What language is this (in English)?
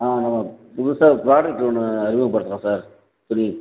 Tamil